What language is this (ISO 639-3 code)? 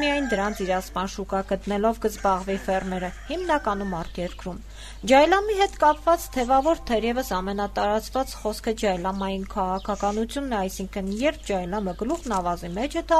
ron